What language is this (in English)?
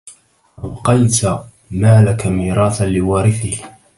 Arabic